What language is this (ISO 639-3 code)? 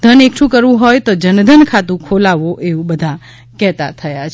guj